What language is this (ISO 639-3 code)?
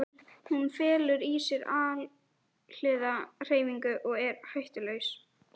isl